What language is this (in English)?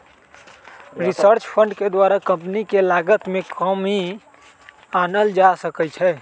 Magahi